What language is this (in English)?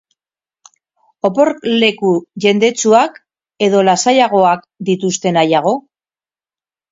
Basque